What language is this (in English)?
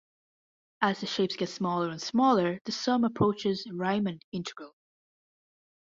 English